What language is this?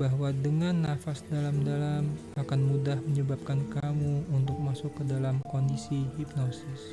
Indonesian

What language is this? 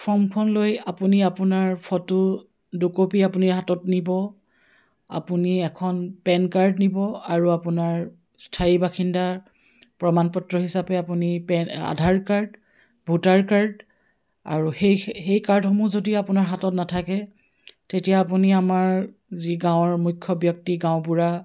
Assamese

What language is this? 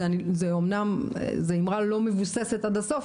Hebrew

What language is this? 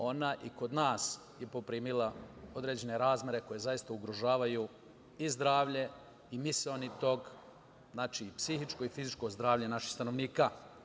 Serbian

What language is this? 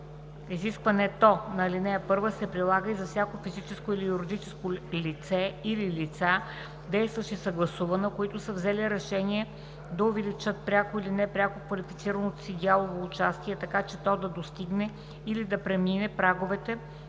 Bulgarian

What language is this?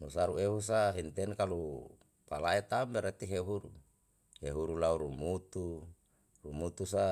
Yalahatan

